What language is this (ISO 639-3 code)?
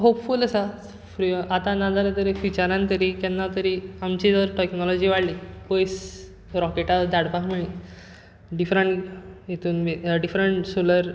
kok